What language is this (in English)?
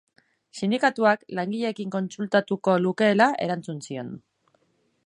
Basque